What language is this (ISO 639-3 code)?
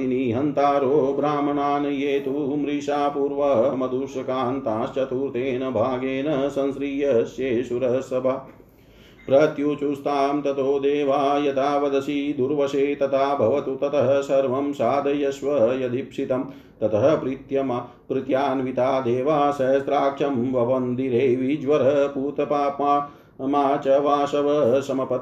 hin